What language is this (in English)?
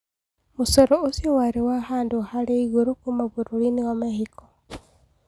Kikuyu